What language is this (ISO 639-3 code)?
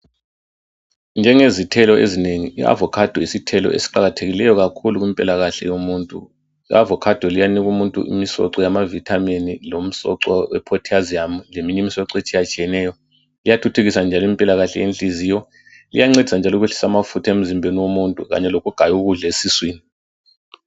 nde